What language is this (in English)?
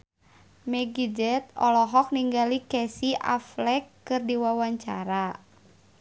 Sundanese